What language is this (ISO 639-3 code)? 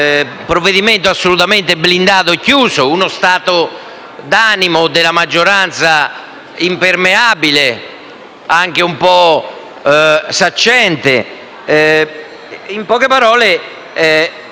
ita